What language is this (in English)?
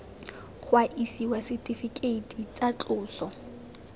Tswana